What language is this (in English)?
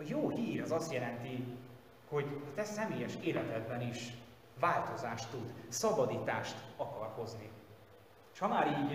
Hungarian